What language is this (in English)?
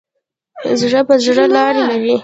Pashto